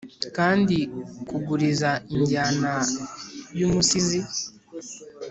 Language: Kinyarwanda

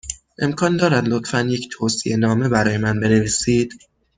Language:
Persian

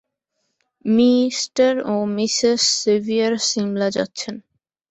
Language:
Bangla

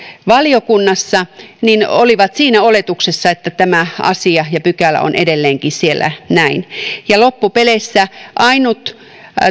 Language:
Finnish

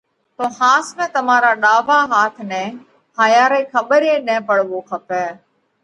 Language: Parkari Koli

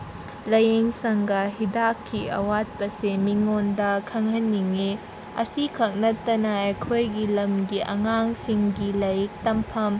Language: Manipuri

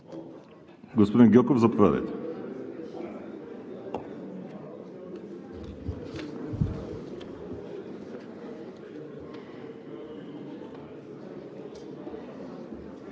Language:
Bulgarian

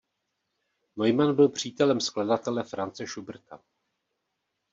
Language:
Czech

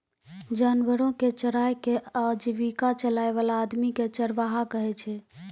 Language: Maithili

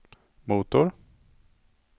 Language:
Swedish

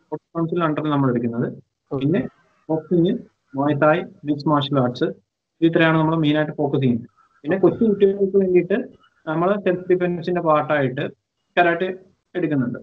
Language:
Malayalam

